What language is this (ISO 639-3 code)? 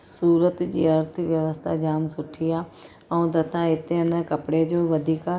snd